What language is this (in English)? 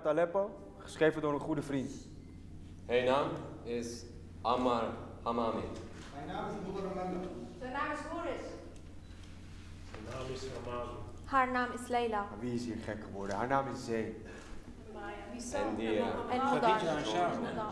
Dutch